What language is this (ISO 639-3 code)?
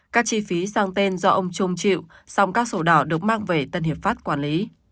vie